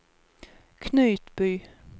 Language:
Swedish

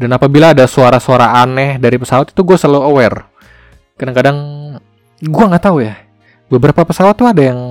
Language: Indonesian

